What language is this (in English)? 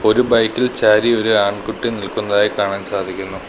Malayalam